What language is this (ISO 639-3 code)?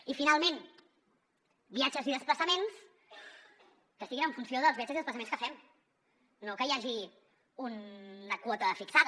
cat